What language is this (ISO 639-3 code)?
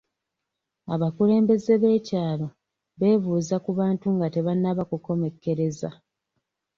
lug